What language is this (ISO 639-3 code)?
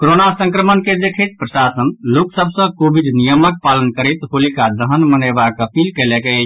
mai